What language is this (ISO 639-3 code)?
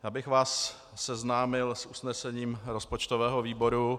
ces